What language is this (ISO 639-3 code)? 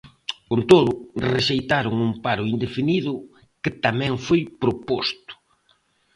glg